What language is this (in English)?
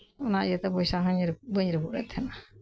Santali